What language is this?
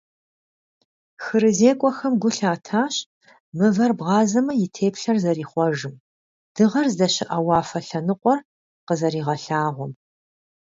Kabardian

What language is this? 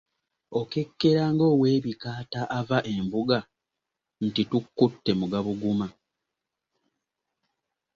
Ganda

